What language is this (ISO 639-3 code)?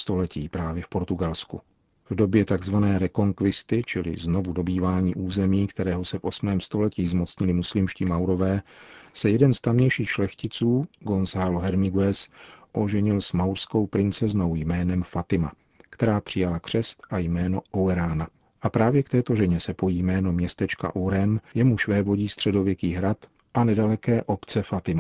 ces